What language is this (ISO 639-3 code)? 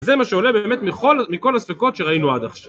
heb